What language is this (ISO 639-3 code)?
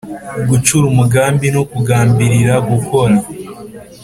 kin